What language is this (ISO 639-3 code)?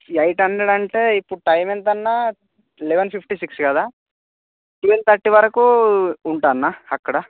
tel